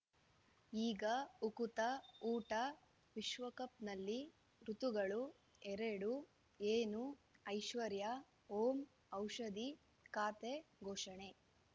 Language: Kannada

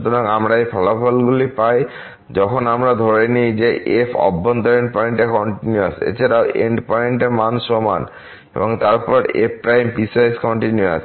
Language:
Bangla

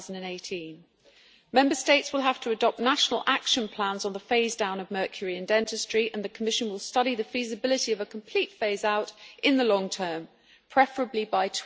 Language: English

